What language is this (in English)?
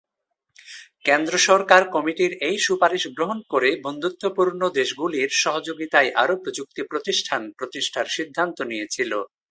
Bangla